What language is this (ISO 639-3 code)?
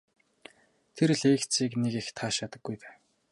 mon